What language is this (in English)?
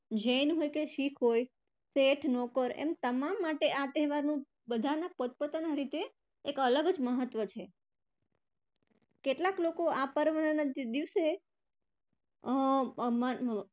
Gujarati